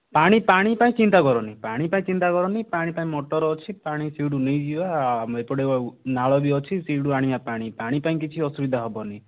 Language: Odia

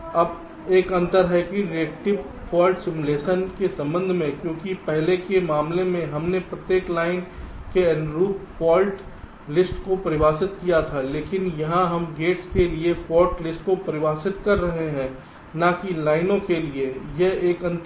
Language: Hindi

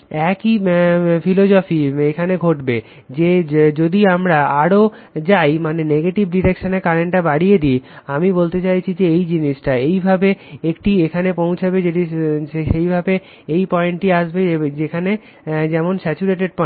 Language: Bangla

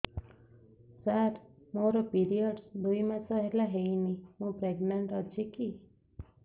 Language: Odia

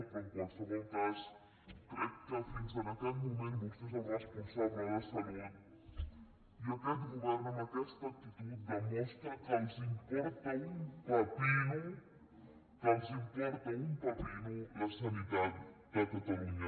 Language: Catalan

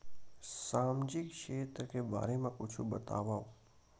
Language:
Chhattisgarhi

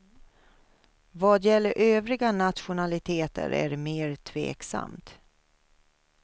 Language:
Swedish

